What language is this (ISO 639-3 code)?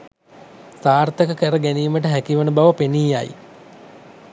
sin